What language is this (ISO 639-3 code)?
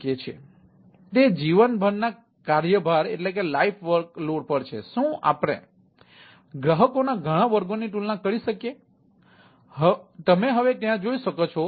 guj